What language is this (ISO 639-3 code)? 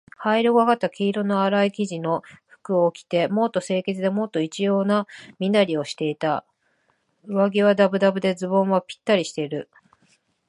jpn